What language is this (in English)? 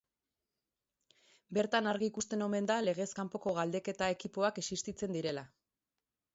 Basque